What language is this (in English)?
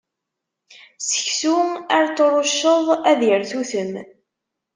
Kabyle